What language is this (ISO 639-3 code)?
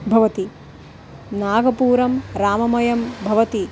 san